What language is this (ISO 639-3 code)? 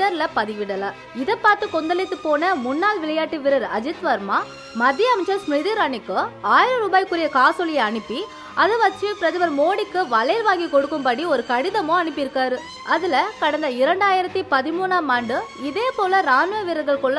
ara